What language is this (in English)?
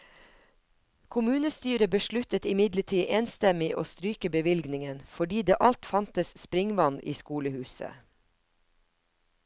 Norwegian